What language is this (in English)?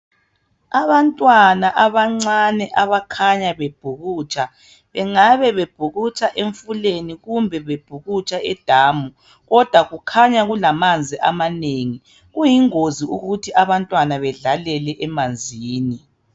North Ndebele